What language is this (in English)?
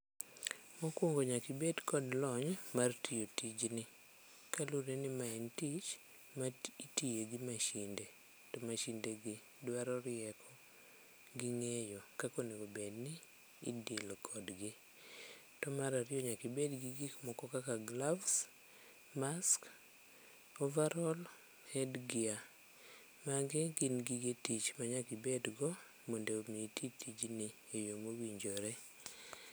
Luo (Kenya and Tanzania)